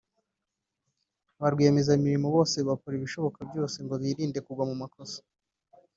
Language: Kinyarwanda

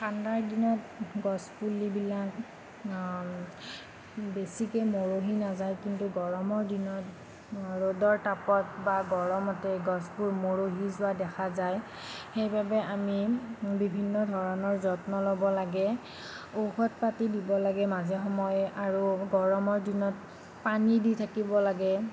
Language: Assamese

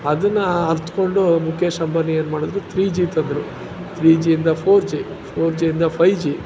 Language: Kannada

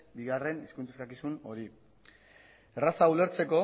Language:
Basque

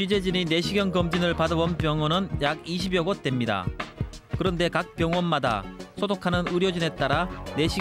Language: Korean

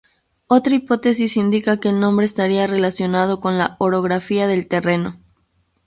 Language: Spanish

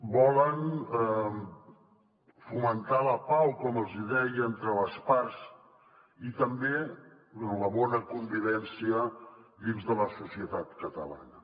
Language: Catalan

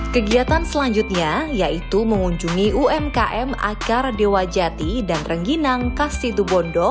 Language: Indonesian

